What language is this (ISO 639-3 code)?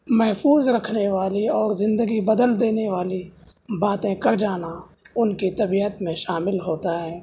urd